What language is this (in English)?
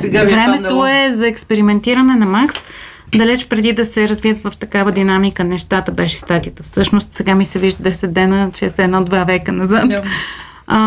Bulgarian